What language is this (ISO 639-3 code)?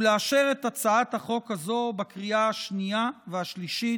heb